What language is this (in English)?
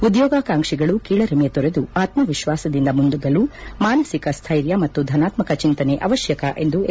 Kannada